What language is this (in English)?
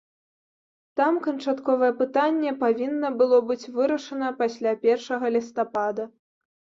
Belarusian